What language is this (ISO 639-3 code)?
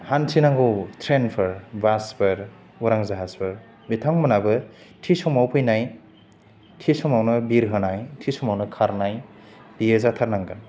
brx